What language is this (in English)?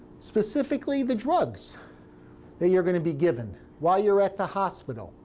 English